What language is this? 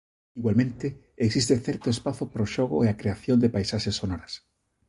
Galician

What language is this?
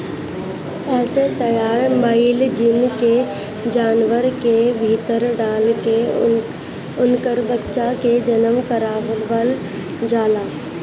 Bhojpuri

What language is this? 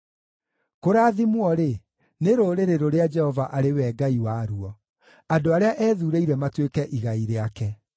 Kikuyu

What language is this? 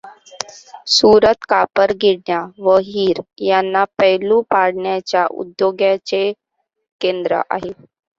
Marathi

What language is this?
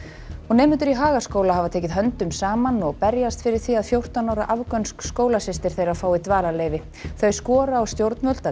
Icelandic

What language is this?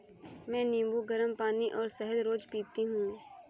Hindi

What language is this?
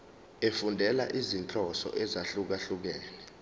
Zulu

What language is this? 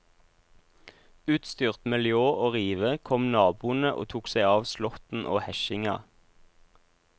Norwegian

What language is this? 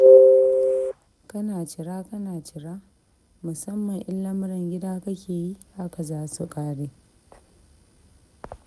Hausa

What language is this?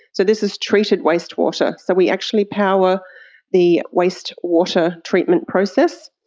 English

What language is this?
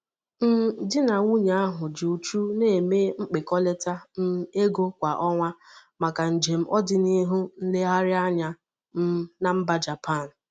Igbo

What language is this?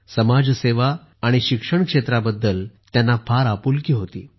Marathi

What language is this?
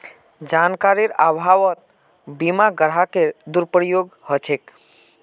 Magahi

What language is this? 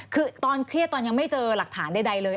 Thai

